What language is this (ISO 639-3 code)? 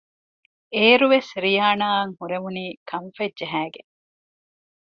div